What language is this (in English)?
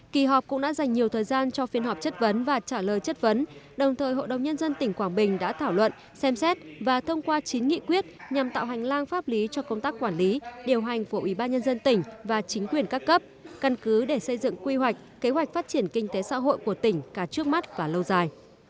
Vietnamese